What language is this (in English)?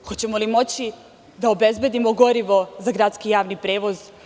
Serbian